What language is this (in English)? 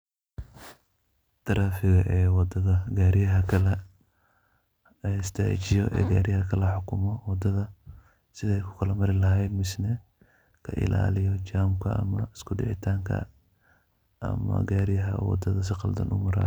Somali